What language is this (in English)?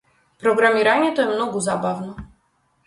Macedonian